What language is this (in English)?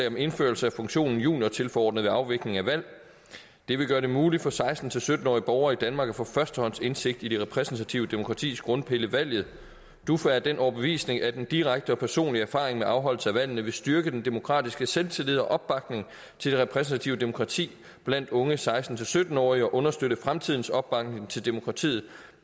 Danish